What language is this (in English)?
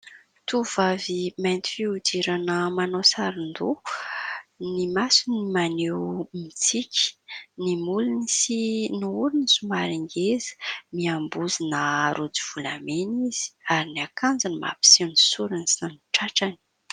Malagasy